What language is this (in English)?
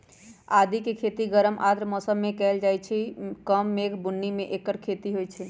Magahi